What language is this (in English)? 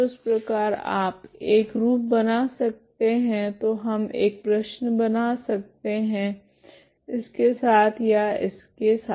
Hindi